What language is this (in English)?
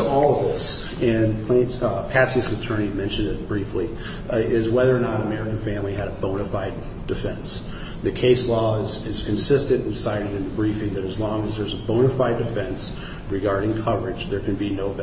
English